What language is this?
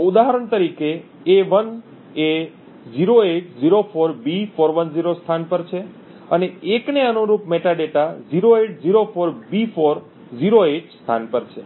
Gujarati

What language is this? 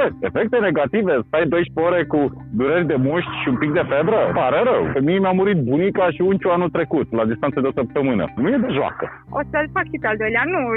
Romanian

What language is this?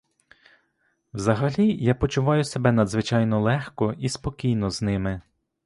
Ukrainian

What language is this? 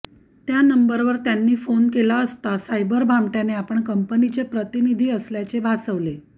Marathi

